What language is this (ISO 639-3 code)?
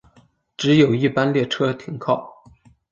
zho